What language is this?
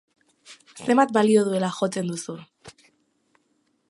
Basque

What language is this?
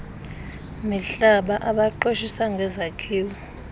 Xhosa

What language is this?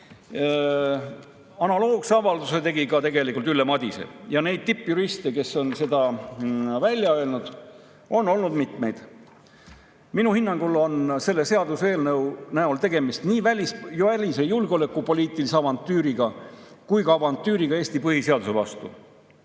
Estonian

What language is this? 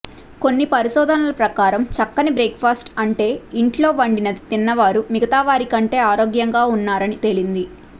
Telugu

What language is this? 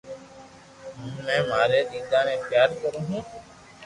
Loarki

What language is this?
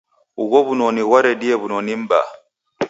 Taita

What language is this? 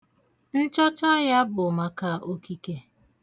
Igbo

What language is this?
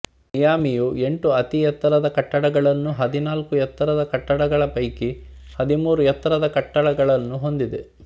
Kannada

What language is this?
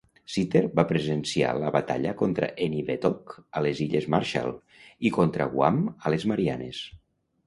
Catalan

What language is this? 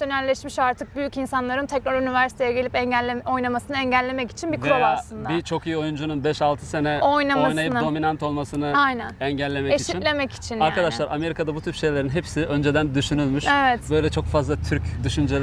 Turkish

